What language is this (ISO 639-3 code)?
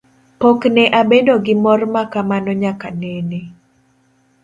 luo